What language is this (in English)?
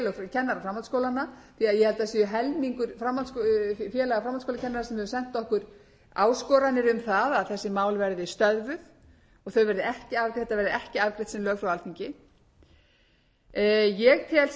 Icelandic